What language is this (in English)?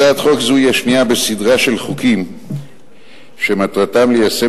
Hebrew